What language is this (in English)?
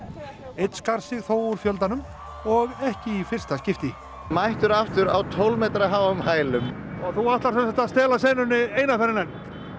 Icelandic